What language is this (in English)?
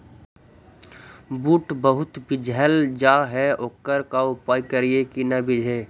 Magahi